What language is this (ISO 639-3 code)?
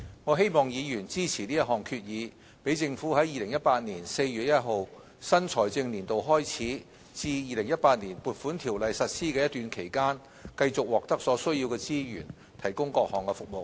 yue